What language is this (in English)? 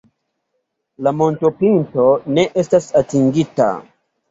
Esperanto